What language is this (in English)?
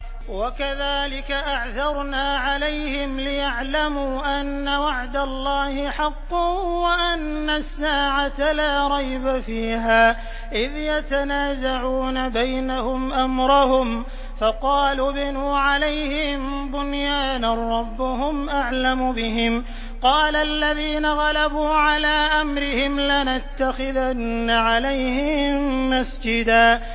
Arabic